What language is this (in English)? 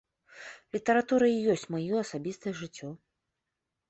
Belarusian